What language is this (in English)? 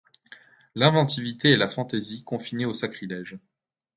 French